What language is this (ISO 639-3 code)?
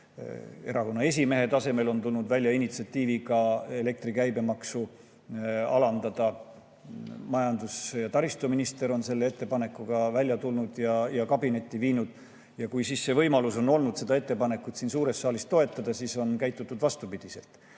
est